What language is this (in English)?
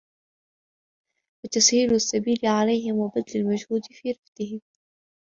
Arabic